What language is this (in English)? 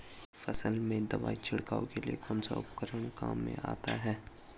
Hindi